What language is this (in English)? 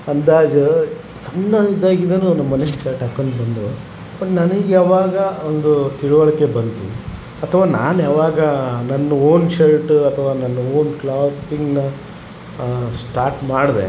Kannada